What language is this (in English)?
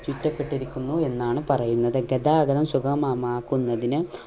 Malayalam